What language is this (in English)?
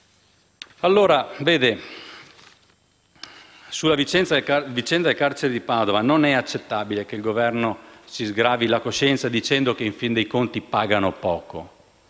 Italian